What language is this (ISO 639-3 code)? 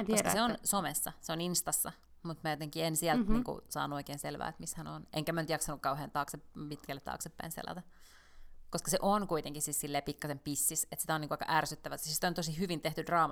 fin